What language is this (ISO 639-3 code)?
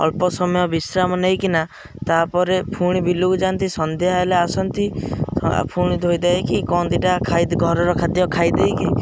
ori